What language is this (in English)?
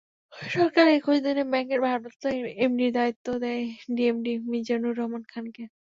Bangla